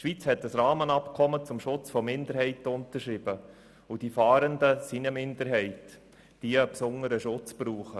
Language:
Swiss German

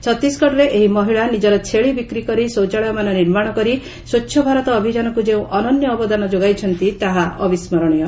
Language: Odia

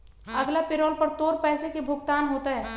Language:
Magahi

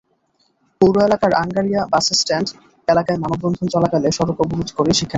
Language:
Bangla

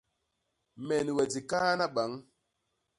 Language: Basaa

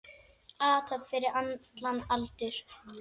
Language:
Icelandic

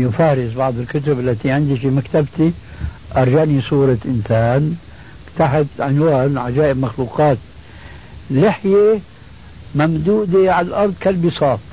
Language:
Arabic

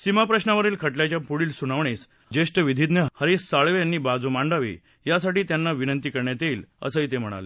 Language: Marathi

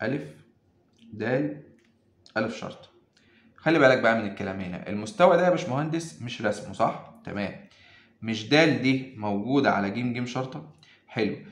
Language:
Arabic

